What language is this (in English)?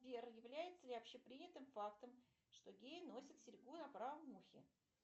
Russian